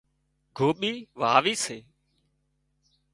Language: Wadiyara Koli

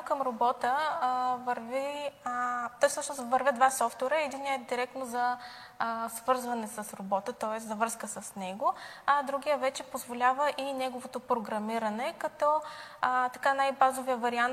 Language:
Bulgarian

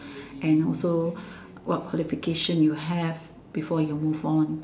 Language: English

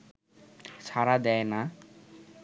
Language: Bangla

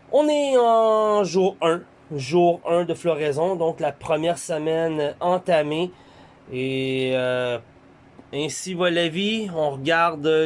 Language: French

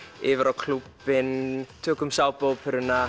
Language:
Icelandic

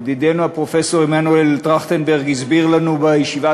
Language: Hebrew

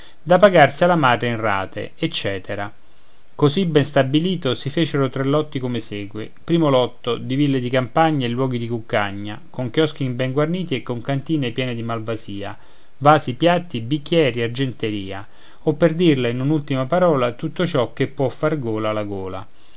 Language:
Italian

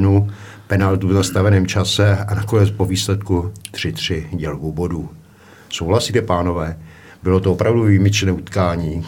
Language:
Czech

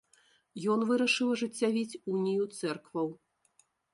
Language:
Belarusian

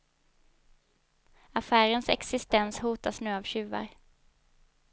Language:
Swedish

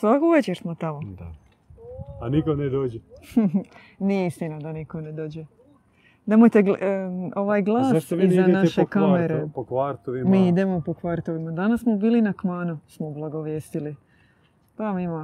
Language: Croatian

